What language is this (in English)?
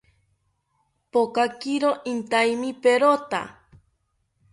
South Ucayali Ashéninka